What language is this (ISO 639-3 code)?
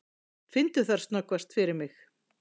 isl